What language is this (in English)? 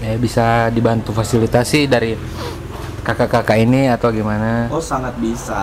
Indonesian